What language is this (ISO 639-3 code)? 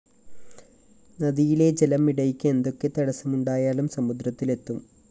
mal